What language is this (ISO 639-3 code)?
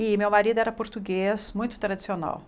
por